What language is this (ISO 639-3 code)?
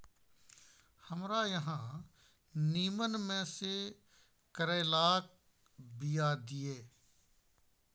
mai